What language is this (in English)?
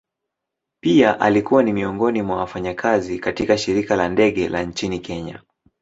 Swahili